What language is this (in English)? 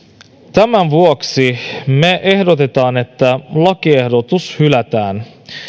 Finnish